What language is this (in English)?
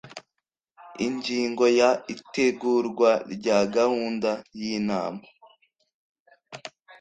Kinyarwanda